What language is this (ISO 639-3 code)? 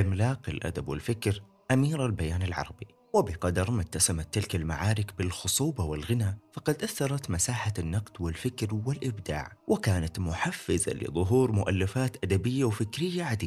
ara